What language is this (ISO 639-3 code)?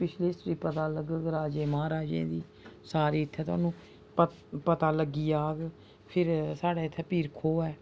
doi